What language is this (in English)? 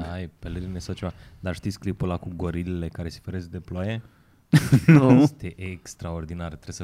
Romanian